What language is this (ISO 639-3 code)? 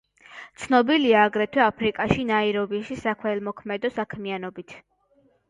kat